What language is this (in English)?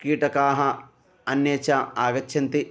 Sanskrit